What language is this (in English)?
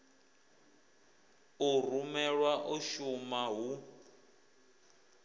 Venda